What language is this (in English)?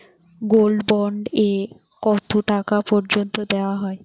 Bangla